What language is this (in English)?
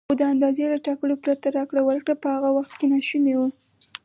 Pashto